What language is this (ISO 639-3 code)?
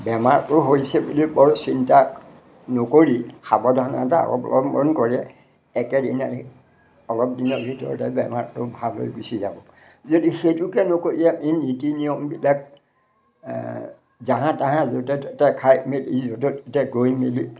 asm